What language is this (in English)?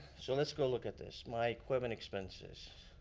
English